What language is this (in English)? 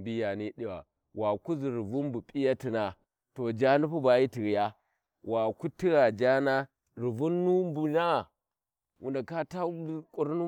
Warji